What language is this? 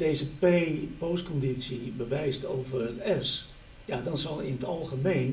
Dutch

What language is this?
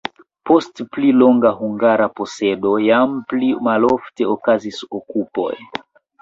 Esperanto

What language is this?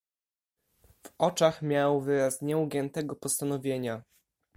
Polish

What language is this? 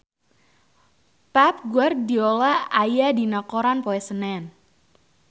Sundanese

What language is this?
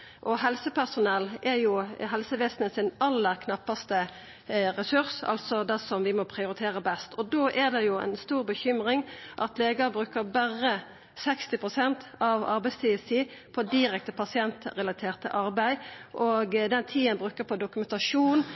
Norwegian Nynorsk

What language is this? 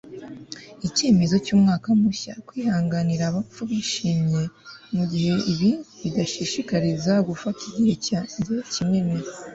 Kinyarwanda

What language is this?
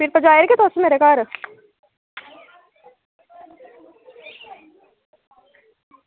Dogri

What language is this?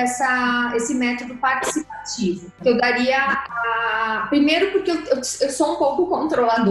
Portuguese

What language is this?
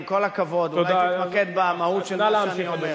Hebrew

